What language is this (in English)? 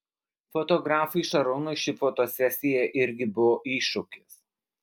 Lithuanian